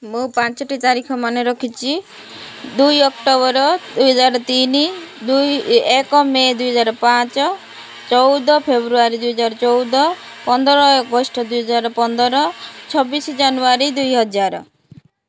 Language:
Odia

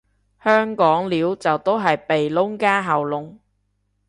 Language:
Cantonese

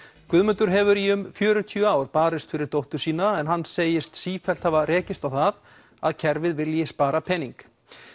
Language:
Icelandic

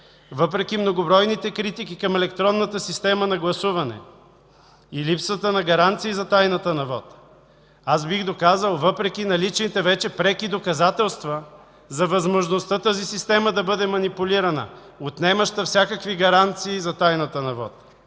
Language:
Bulgarian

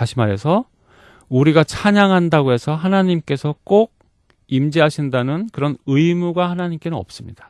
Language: Korean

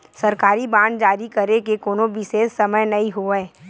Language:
Chhattisgarhi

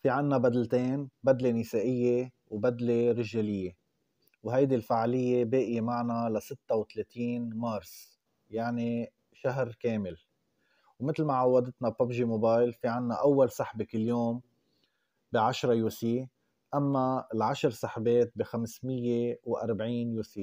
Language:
Arabic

